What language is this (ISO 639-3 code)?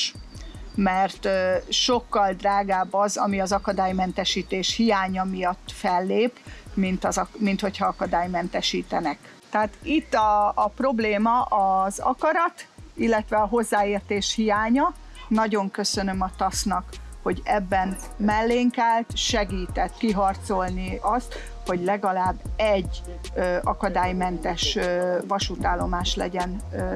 hun